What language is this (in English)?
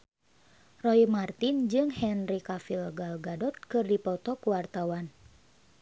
Sundanese